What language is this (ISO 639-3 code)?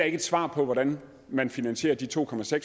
dan